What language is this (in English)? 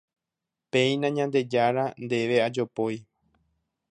Guarani